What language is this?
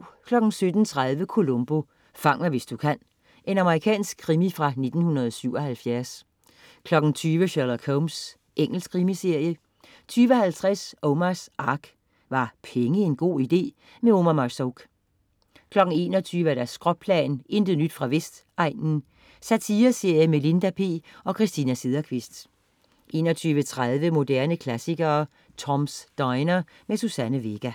Danish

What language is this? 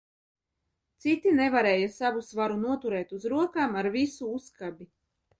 Latvian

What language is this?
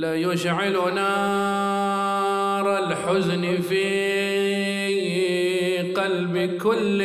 Arabic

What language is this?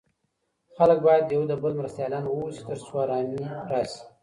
Pashto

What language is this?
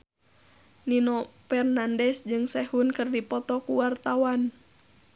Sundanese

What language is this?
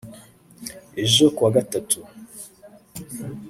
Kinyarwanda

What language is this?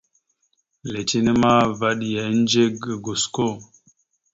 Mada (Cameroon)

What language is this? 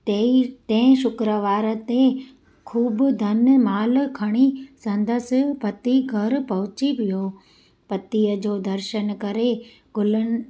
Sindhi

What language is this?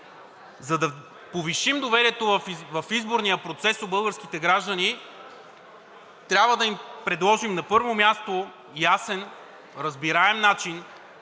Bulgarian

